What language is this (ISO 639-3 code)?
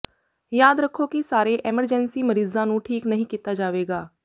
pan